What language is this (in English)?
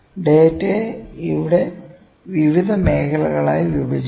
Malayalam